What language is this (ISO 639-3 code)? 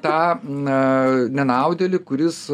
lit